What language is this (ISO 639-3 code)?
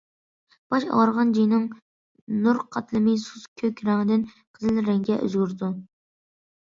uig